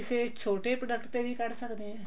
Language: Punjabi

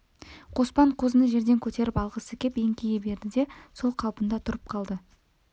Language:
Kazakh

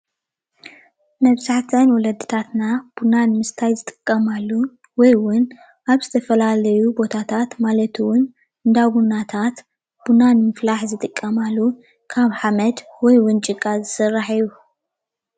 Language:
Tigrinya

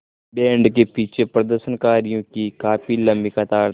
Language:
Hindi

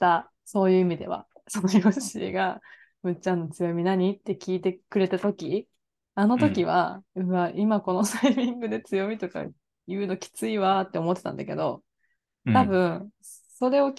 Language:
Japanese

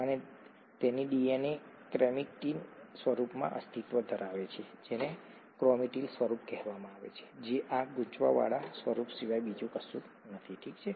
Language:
Gujarati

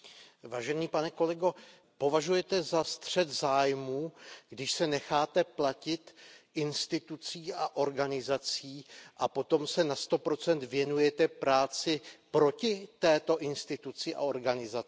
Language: Czech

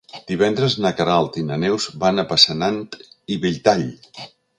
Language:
Catalan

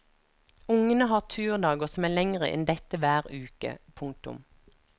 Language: Norwegian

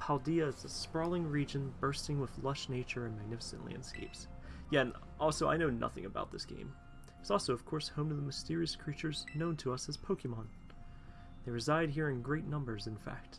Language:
English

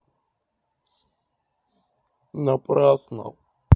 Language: Russian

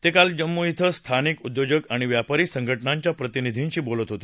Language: Marathi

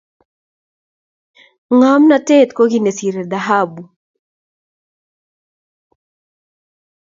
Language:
Kalenjin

